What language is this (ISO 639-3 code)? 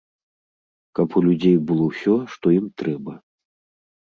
bel